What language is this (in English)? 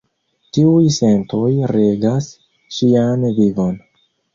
Esperanto